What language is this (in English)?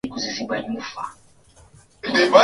Swahili